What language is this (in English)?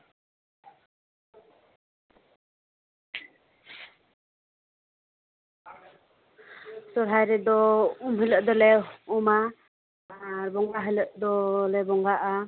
Santali